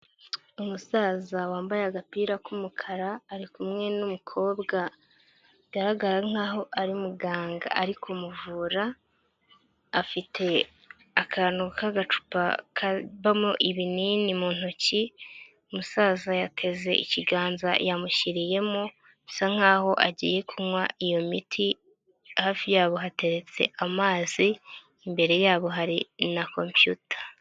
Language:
Kinyarwanda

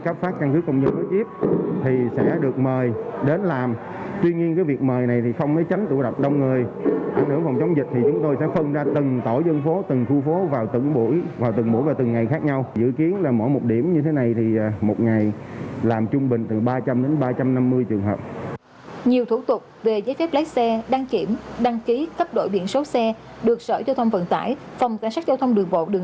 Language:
Vietnamese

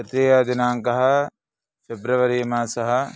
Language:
Sanskrit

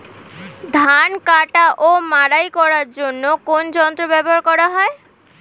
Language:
Bangla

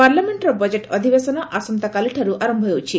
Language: Odia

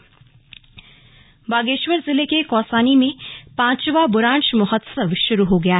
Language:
Hindi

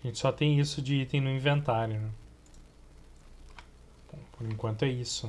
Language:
Portuguese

